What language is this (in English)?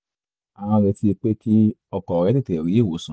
Yoruba